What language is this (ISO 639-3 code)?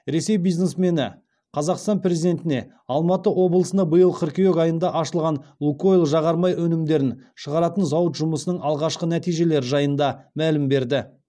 kaz